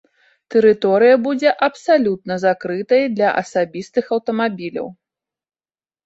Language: Belarusian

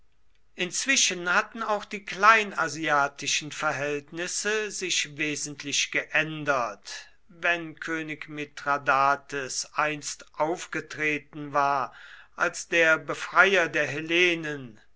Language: German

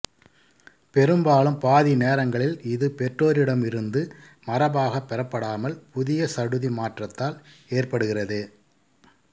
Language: Tamil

